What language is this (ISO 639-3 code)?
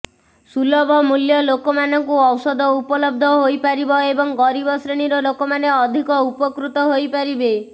ori